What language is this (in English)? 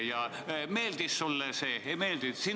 Estonian